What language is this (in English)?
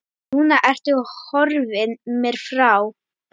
Icelandic